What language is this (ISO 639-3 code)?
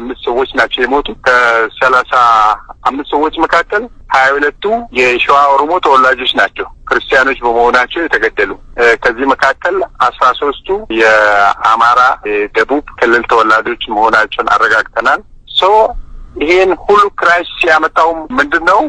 ind